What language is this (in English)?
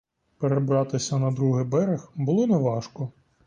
Ukrainian